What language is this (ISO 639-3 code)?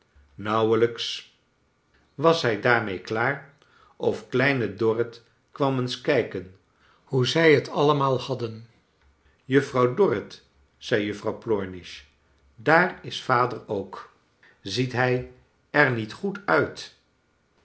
nld